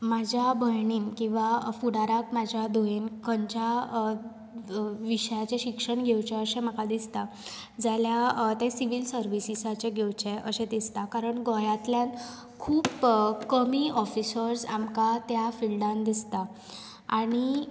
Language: Konkani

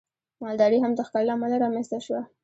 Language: Pashto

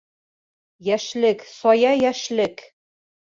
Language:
Bashkir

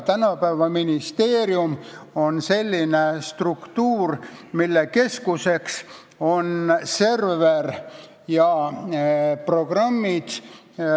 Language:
Estonian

